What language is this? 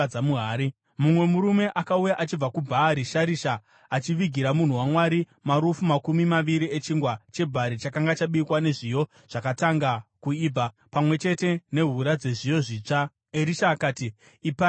Shona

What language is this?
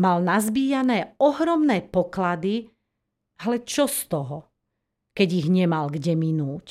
Slovak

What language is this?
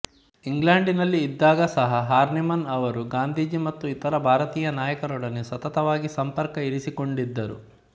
Kannada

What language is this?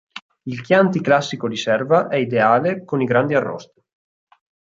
Italian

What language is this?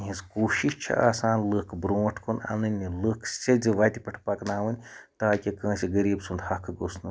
Kashmiri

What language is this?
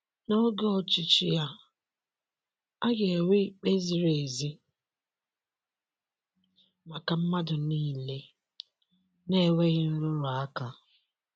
Igbo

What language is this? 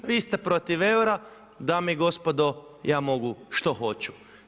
Croatian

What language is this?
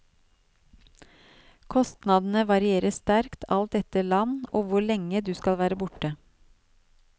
Norwegian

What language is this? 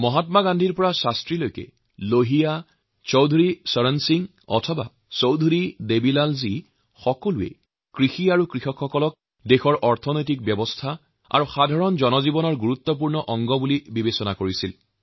Assamese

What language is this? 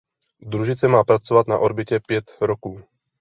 Czech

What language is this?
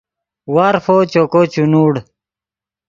Yidgha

